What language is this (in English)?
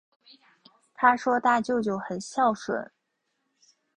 Chinese